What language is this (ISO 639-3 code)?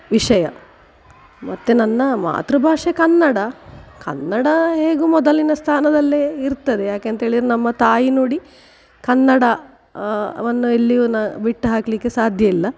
kan